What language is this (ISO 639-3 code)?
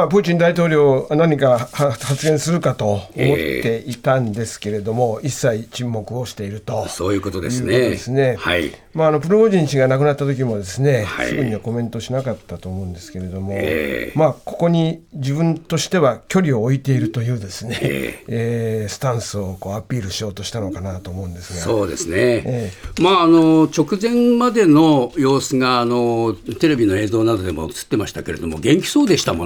jpn